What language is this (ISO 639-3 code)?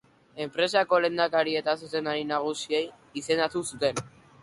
eus